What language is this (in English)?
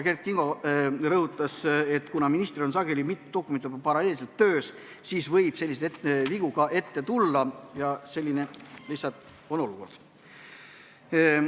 Estonian